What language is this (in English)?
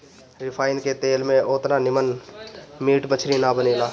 Bhojpuri